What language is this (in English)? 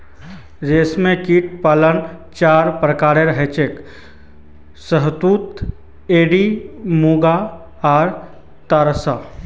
Magahi